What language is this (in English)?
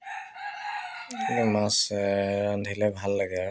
Assamese